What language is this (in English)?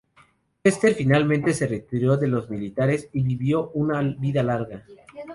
Spanish